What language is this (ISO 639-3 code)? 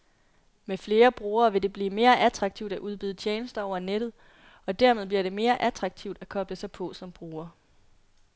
dan